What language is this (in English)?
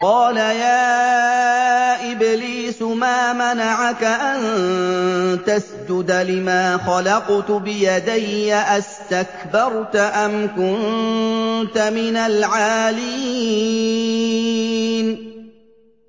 Arabic